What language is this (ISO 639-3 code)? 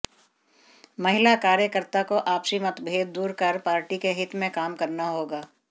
hin